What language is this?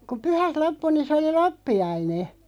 Finnish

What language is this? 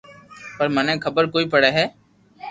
Loarki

